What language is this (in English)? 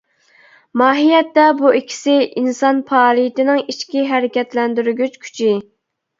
Uyghur